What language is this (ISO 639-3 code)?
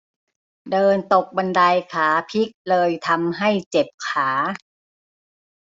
tha